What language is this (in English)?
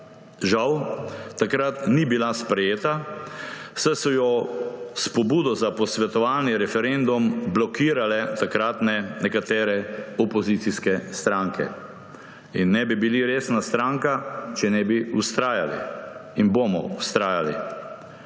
Slovenian